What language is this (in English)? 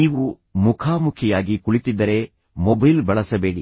Kannada